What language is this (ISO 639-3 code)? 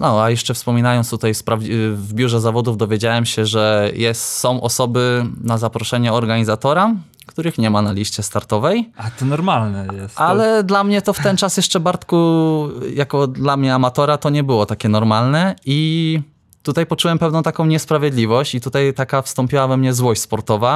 pol